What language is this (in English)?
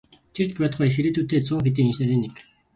Mongolian